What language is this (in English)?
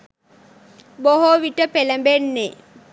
Sinhala